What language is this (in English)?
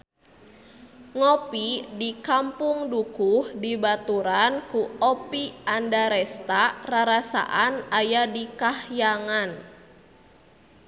Sundanese